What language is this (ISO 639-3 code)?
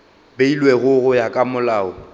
nso